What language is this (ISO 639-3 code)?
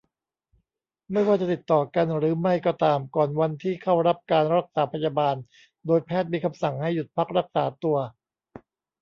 tha